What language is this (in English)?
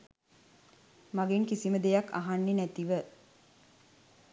Sinhala